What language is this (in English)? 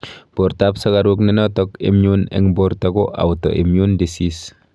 Kalenjin